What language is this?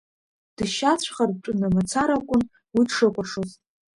Abkhazian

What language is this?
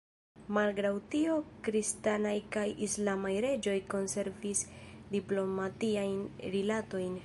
Esperanto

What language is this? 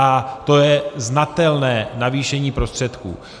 Czech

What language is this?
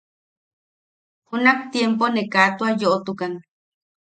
Yaqui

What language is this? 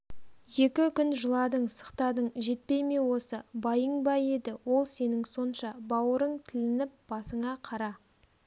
Kazakh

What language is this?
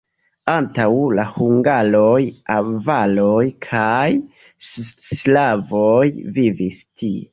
Esperanto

